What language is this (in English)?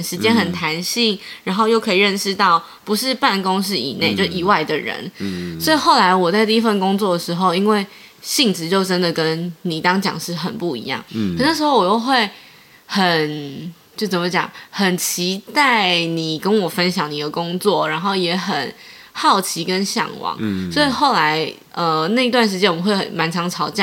Chinese